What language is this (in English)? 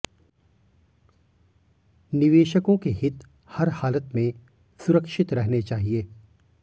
Hindi